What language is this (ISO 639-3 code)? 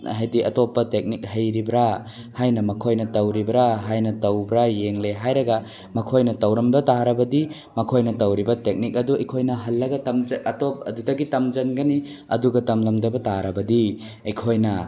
mni